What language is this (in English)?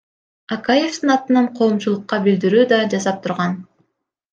Kyrgyz